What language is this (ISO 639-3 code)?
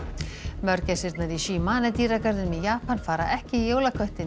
isl